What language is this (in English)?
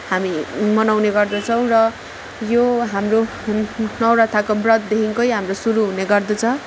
Nepali